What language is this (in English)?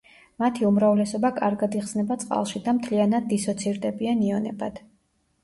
Georgian